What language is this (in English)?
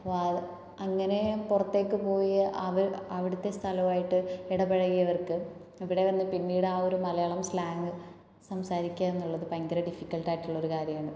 Malayalam